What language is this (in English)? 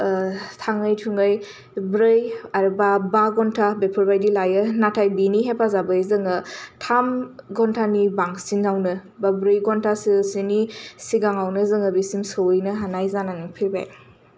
Bodo